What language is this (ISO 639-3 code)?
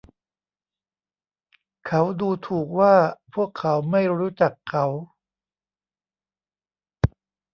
tha